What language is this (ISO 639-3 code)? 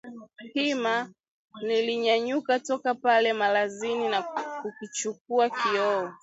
swa